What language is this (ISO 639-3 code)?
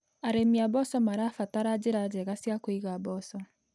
kik